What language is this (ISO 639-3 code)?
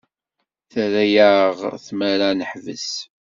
kab